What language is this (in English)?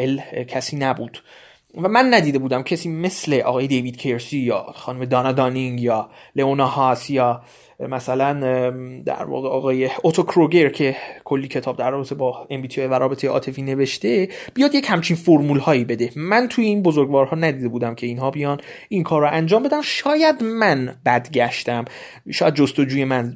Persian